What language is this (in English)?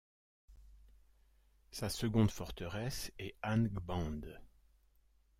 French